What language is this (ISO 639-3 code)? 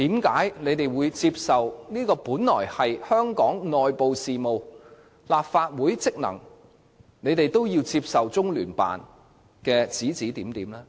yue